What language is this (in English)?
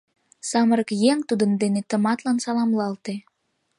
Mari